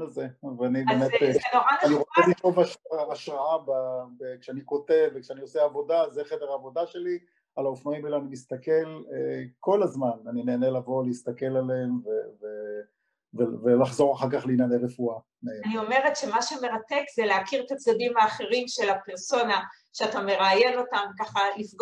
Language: Hebrew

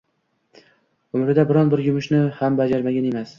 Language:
Uzbek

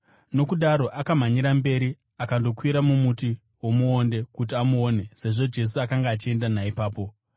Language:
Shona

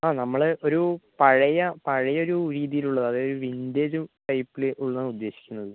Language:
Malayalam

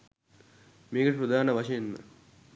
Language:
Sinhala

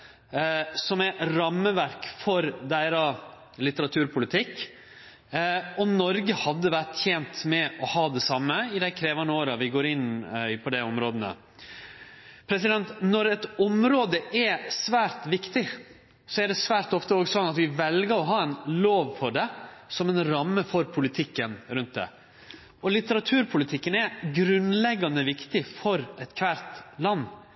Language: Norwegian Nynorsk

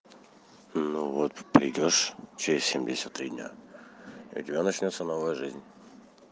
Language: Russian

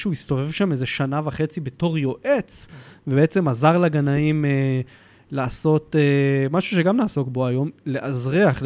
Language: Hebrew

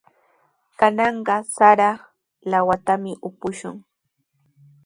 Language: Sihuas Ancash Quechua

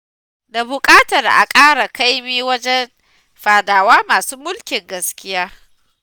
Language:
Hausa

